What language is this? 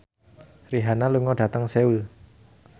Javanese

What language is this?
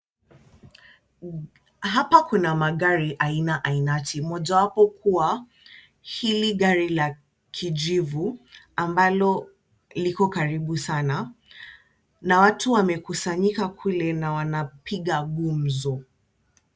Swahili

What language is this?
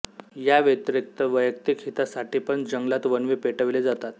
Marathi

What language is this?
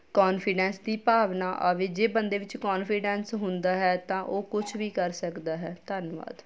Punjabi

